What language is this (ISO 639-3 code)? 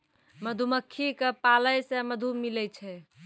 mai